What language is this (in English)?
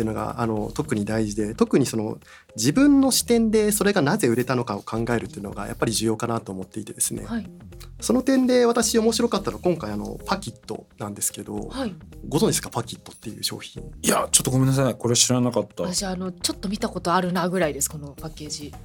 Japanese